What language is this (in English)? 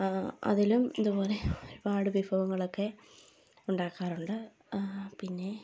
Malayalam